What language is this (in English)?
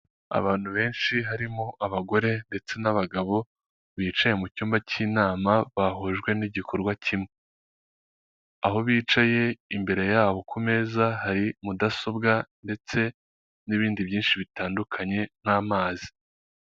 Kinyarwanda